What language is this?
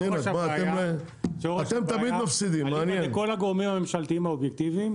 Hebrew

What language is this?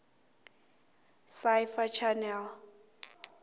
South Ndebele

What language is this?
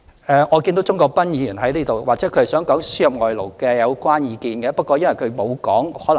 Cantonese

